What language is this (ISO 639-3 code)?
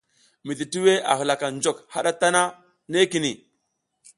giz